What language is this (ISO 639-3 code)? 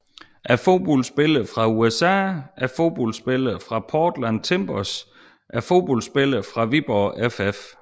dan